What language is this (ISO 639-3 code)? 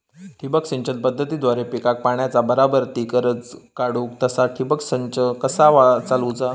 mar